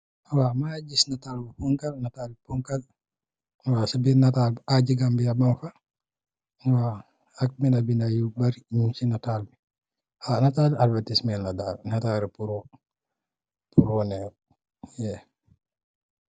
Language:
Wolof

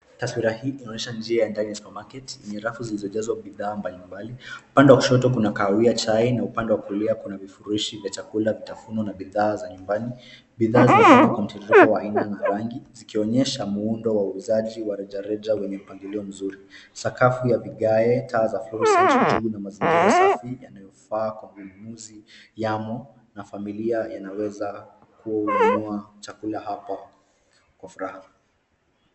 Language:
Swahili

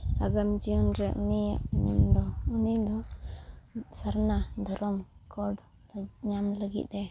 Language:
Santali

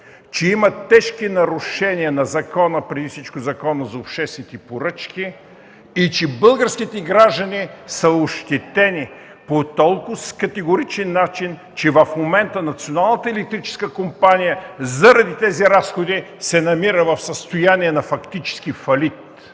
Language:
Bulgarian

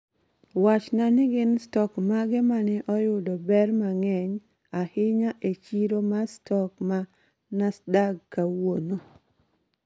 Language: Luo (Kenya and Tanzania)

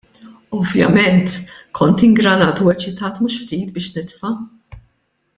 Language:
Maltese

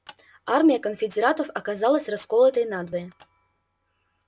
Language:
Russian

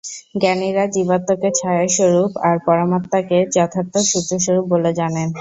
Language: Bangla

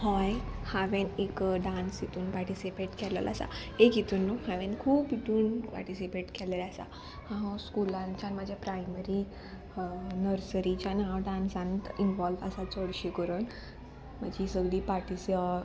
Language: Konkani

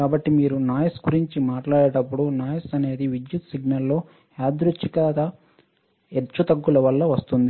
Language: Telugu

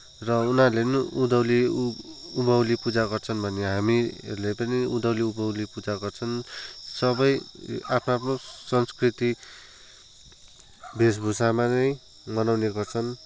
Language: Nepali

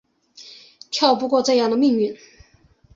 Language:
Chinese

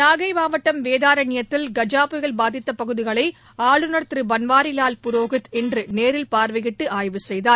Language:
Tamil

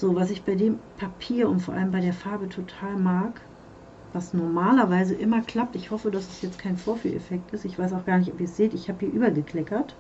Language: German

